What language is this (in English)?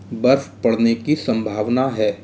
Hindi